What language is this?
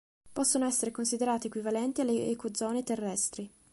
Italian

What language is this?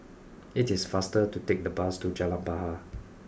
English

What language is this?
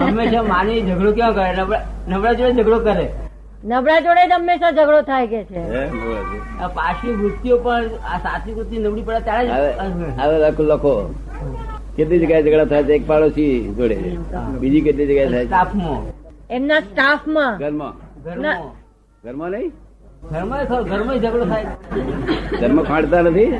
Gujarati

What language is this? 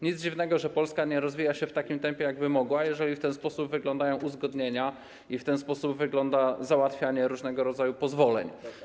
Polish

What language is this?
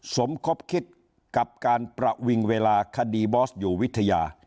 Thai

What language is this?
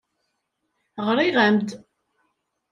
Kabyle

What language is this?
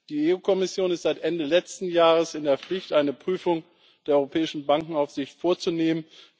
German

